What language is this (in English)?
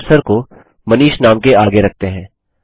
Hindi